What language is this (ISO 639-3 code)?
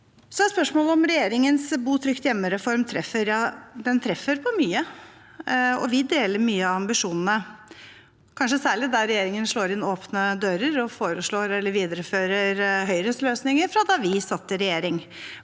nor